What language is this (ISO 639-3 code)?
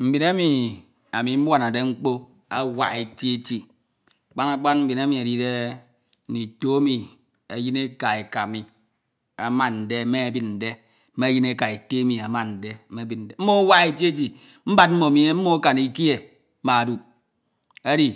itw